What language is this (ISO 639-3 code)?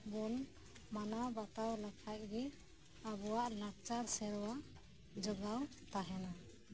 sat